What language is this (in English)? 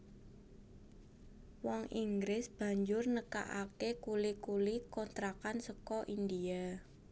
Javanese